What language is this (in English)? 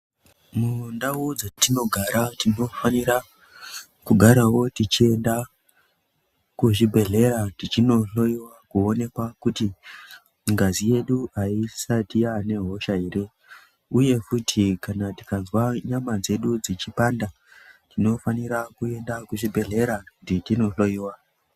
Ndau